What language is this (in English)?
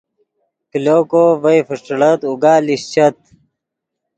Yidgha